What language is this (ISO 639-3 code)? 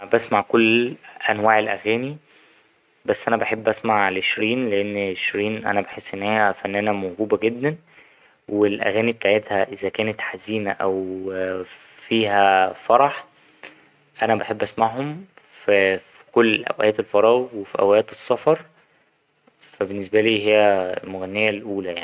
arz